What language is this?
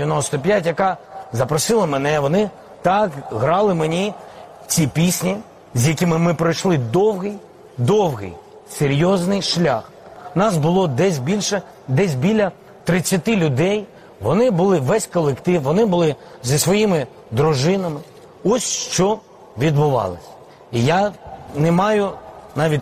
Ukrainian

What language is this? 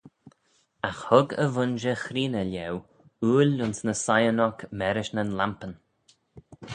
Manx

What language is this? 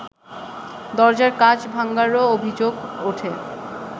Bangla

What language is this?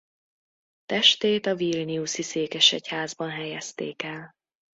Hungarian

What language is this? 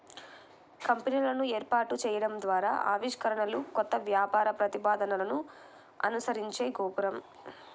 Telugu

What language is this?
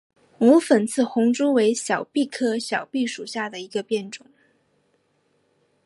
Chinese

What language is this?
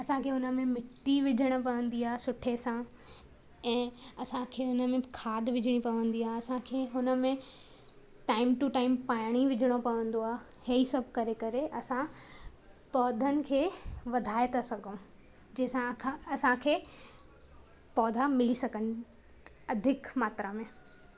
Sindhi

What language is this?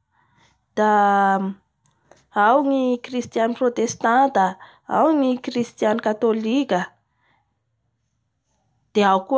Bara Malagasy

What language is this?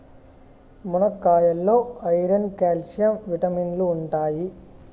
Telugu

